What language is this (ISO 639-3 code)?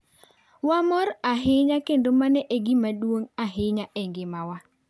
luo